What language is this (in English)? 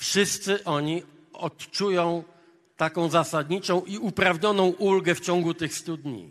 Polish